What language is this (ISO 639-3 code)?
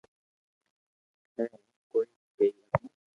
lrk